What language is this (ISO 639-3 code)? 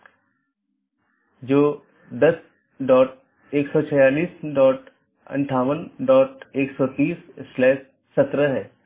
hin